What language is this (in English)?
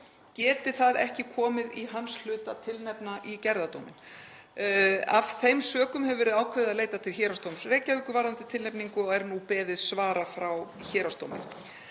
Icelandic